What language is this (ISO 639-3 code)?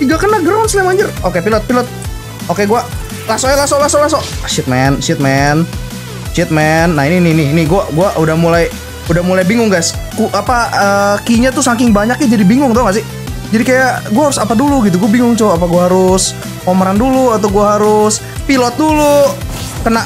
ind